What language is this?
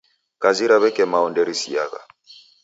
Taita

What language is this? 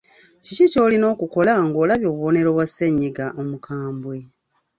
Ganda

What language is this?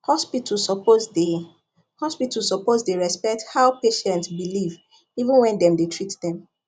Nigerian Pidgin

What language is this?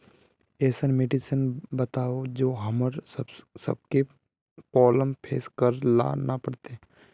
Magahi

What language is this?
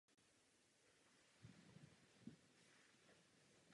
Czech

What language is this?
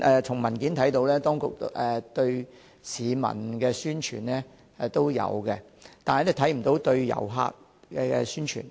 Cantonese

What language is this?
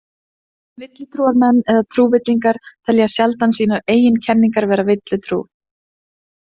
Icelandic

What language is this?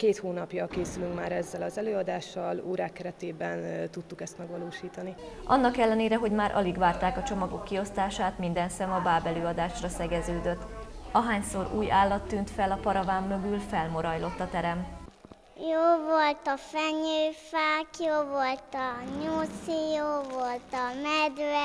Hungarian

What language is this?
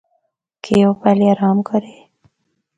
Northern Hindko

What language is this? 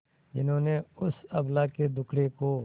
Hindi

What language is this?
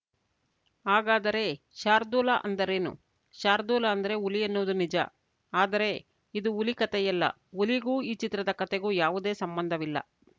Kannada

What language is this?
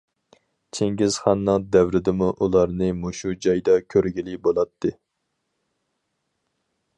Uyghur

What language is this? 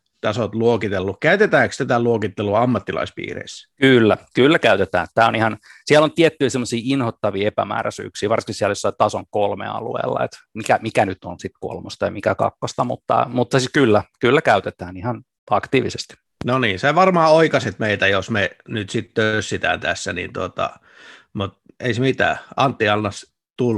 Finnish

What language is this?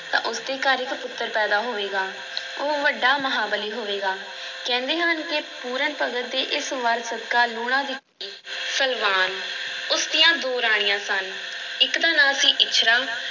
Punjabi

